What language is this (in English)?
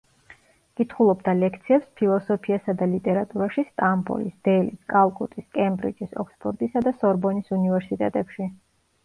Georgian